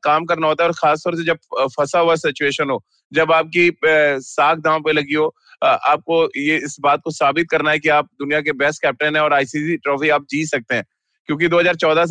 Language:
Hindi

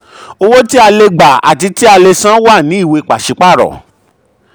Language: Yoruba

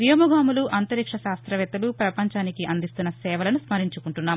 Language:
Telugu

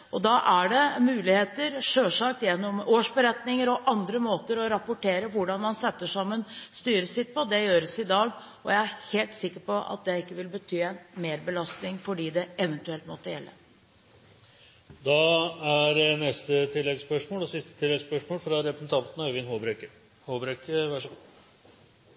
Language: Norwegian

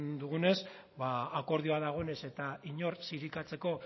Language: Basque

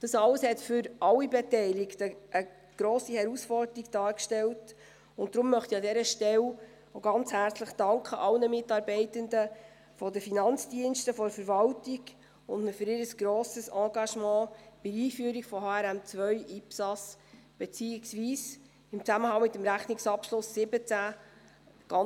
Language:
Swiss German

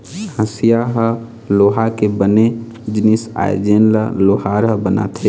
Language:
Chhattisgarhi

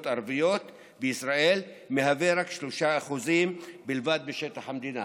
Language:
Hebrew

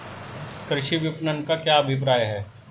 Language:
Hindi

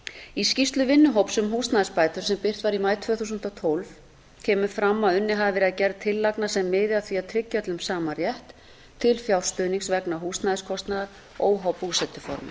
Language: Icelandic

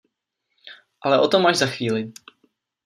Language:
Czech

